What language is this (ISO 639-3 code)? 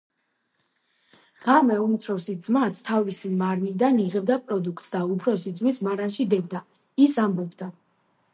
kat